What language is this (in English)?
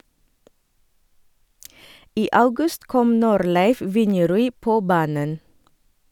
Norwegian